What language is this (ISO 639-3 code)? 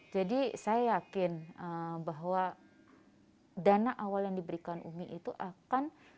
ind